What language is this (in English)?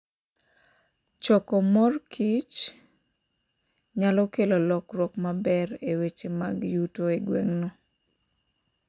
Luo (Kenya and Tanzania)